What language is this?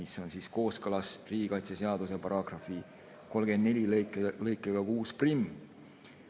Estonian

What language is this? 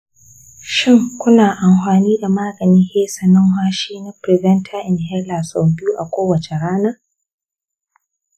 Hausa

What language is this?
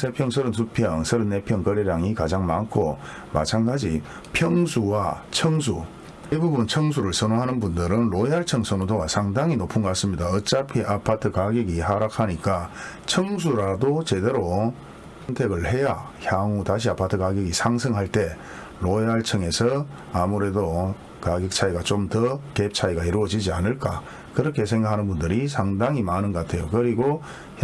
Korean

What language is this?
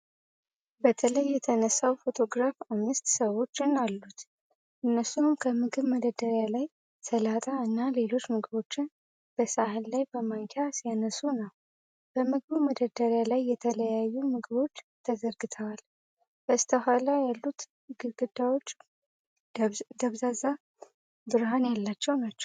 Amharic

